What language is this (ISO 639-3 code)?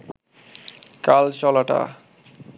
ben